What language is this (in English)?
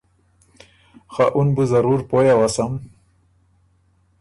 Ormuri